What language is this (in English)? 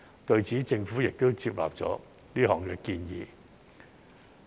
Cantonese